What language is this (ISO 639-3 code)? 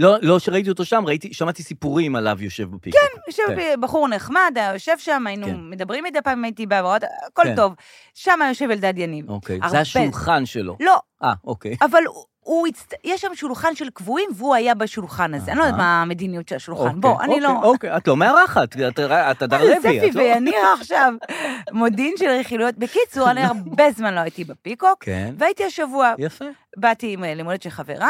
heb